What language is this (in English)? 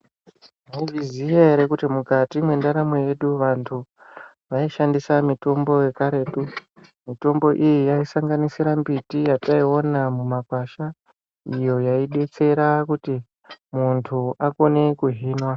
Ndau